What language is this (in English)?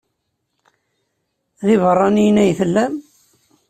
Kabyle